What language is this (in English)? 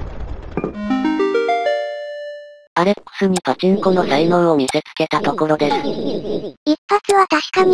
Japanese